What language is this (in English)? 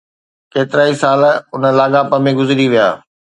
Sindhi